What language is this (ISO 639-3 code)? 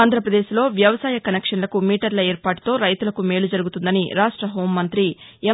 tel